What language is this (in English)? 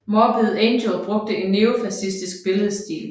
Danish